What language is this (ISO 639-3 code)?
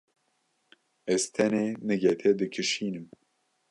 kur